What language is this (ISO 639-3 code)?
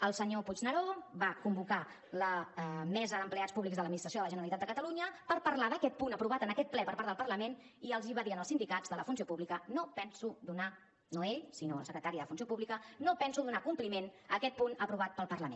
cat